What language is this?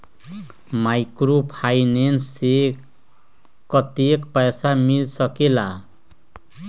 Magahi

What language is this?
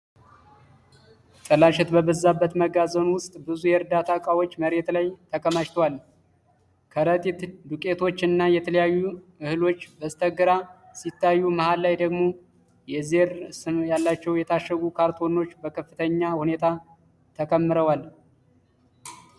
Amharic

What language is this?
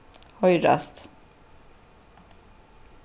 Faroese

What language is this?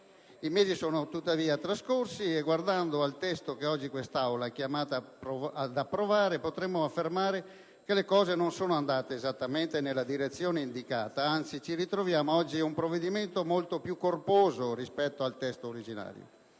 Italian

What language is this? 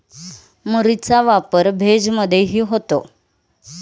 Marathi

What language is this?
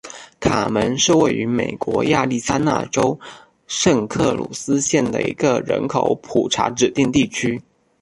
Chinese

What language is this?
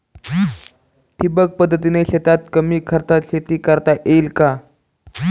Marathi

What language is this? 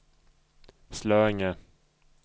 Swedish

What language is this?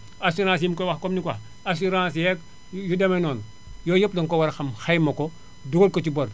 Wolof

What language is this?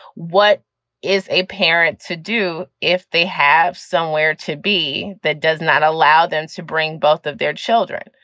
English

